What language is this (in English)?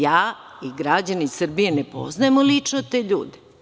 Serbian